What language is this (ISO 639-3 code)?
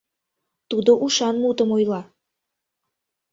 chm